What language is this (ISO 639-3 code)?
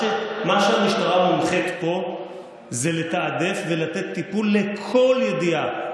heb